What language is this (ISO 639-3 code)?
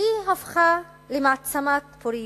heb